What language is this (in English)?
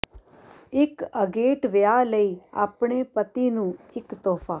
Punjabi